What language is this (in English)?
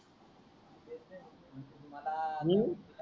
Marathi